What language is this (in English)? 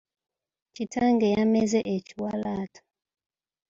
Ganda